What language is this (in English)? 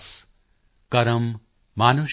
Punjabi